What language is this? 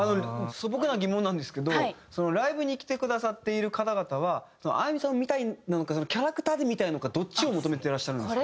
Japanese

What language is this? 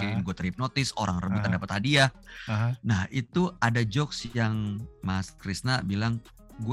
Indonesian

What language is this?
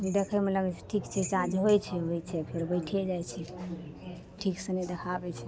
Maithili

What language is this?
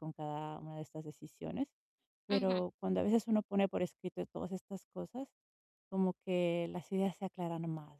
Spanish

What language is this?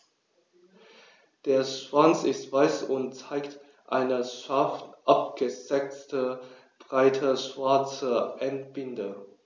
German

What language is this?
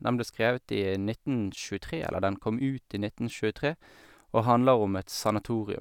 Norwegian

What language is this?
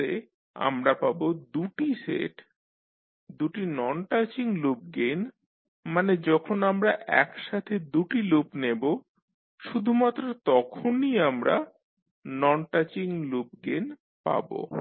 Bangla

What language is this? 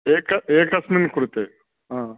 Sanskrit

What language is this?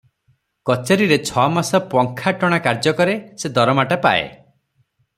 Odia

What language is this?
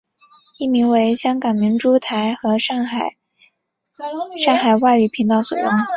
Chinese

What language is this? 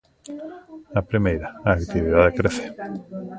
Galician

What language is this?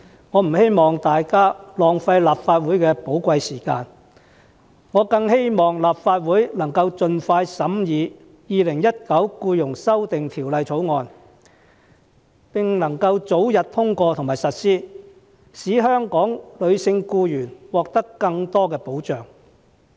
Cantonese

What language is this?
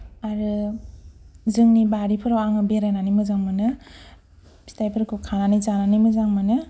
Bodo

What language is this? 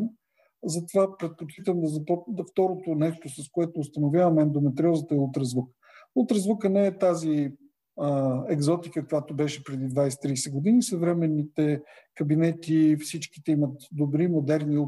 Bulgarian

